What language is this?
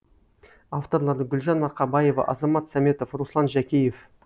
Kazakh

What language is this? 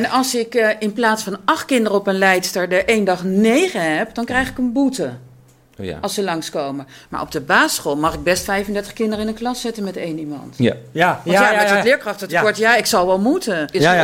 Dutch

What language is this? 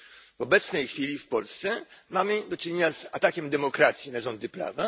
Polish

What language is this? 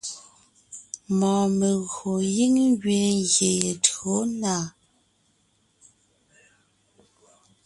Ngiemboon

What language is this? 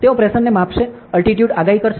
Gujarati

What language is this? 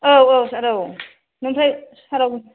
Bodo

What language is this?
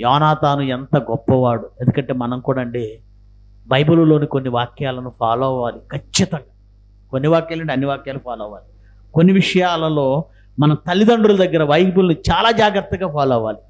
Telugu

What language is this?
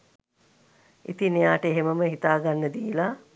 Sinhala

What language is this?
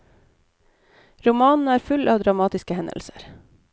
Norwegian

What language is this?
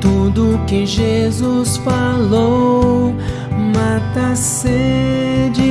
Portuguese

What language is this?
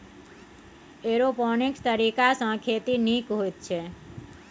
Maithili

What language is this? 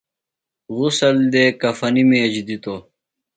Phalura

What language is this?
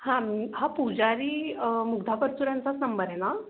Marathi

